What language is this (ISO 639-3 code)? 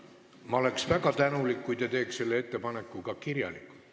est